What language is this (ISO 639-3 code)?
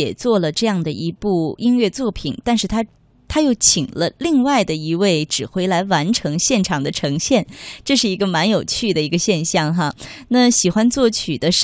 zho